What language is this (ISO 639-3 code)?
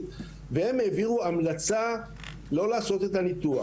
heb